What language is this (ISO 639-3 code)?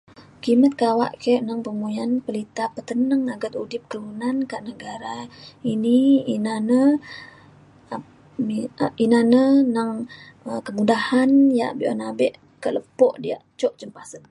xkl